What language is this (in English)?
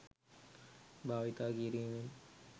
Sinhala